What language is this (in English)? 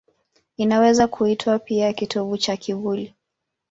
Swahili